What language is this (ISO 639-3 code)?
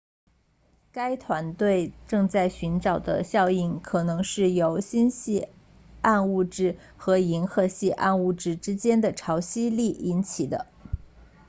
zho